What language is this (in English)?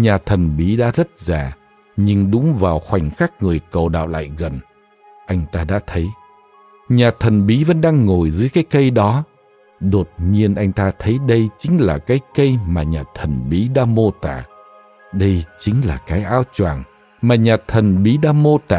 Vietnamese